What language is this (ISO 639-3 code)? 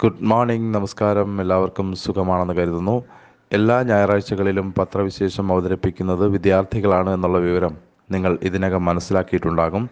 mal